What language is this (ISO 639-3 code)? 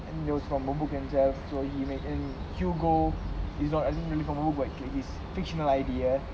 eng